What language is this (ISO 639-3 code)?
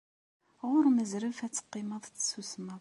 kab